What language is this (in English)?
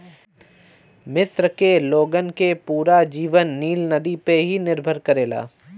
Bhojpuri